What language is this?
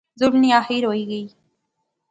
Pahari-Potwari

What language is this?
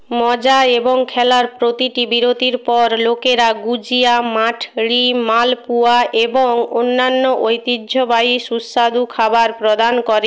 Bangla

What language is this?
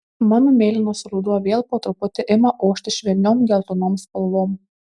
Lithuanian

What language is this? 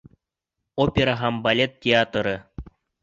Bashkir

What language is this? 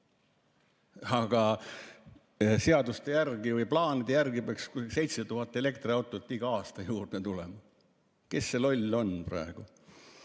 Estonian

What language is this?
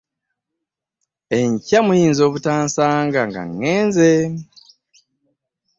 Ganda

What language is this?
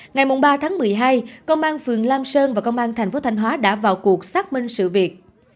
Vietnamese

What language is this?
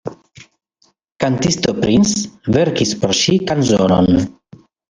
Esperanto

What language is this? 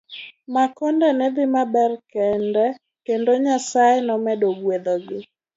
Luo (Kenya and Tanzania)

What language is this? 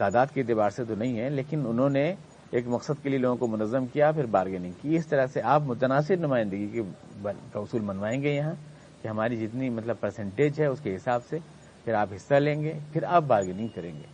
Urdu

